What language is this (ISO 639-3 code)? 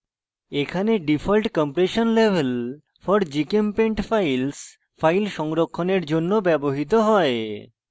ben